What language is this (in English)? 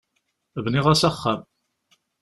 Kabyle